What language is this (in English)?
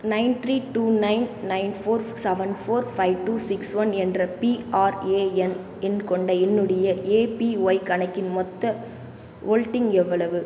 Tamil